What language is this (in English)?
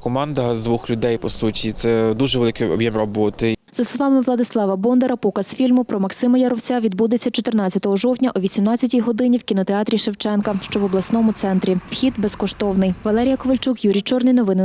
Ukrainian